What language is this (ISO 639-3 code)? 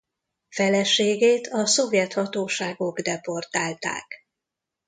hun